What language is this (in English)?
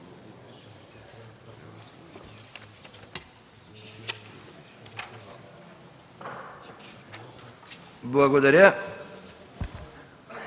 Bulgarian